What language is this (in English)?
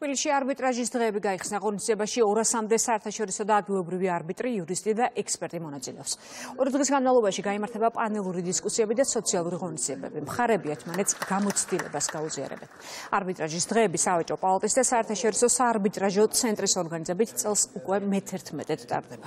Romanian